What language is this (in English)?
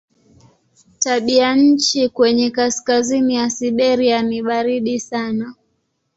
Swahili